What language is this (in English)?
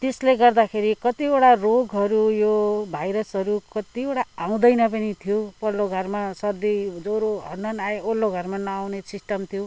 Nepali